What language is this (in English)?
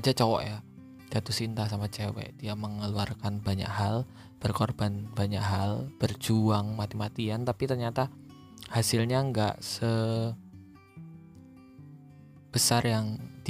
Indonesian